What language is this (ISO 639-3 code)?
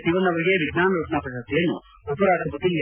kan